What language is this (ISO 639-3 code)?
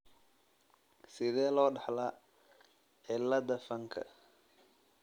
som